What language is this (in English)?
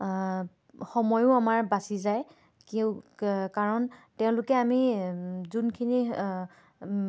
Assamese